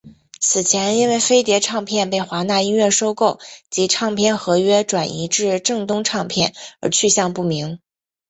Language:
Chinese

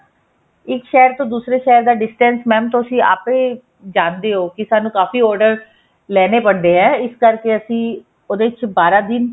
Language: Punjabi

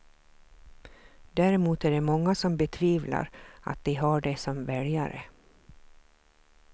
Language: Swedish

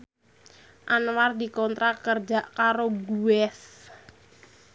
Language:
Javanese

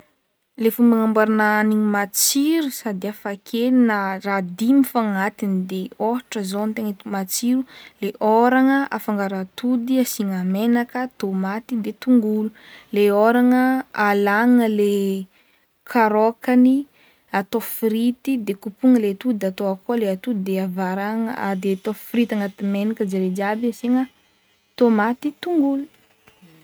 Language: Northern Betsimisaraka Malagasy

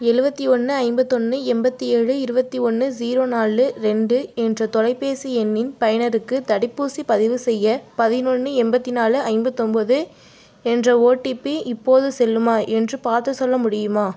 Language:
Tamil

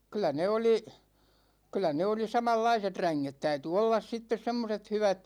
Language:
Finnish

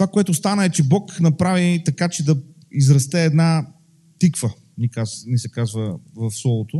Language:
Bulgarian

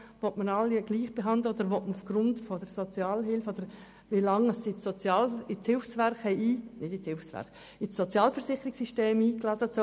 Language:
Swiss German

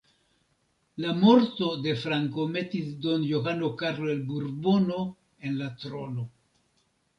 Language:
Esperanto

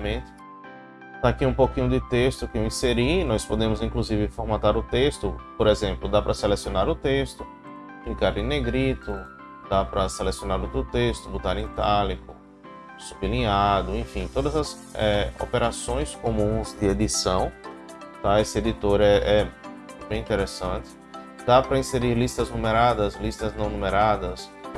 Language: Portuguese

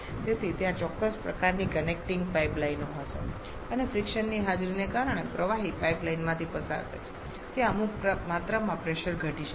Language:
Gujarati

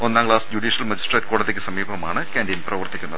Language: Malayalam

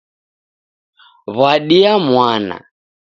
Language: Taita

